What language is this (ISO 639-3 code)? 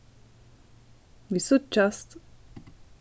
fao